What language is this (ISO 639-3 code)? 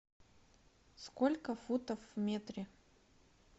rus